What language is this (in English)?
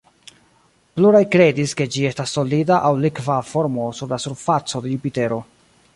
Esperanto